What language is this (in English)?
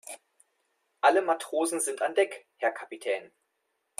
German